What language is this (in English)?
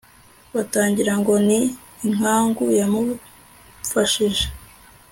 Kinyarwanda